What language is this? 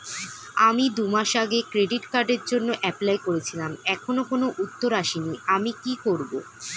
Bangla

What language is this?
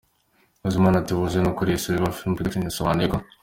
Kinyarwanda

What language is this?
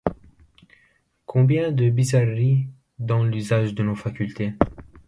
French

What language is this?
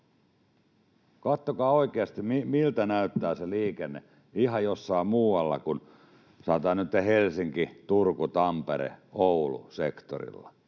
Finnish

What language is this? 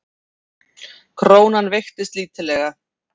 Icelandic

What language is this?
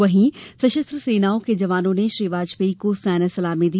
Hindi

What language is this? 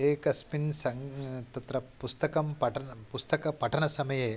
Sanskrit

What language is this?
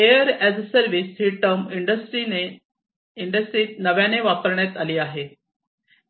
Marathi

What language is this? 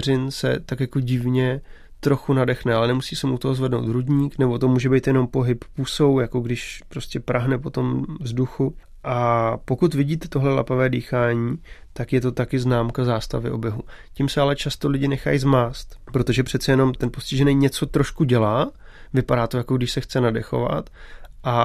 Czech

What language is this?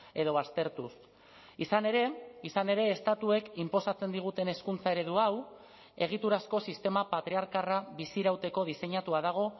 Basque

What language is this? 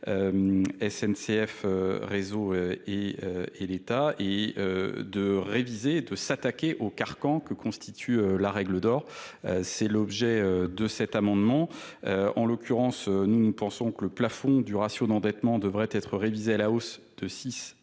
French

